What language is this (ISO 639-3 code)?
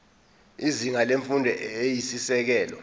zul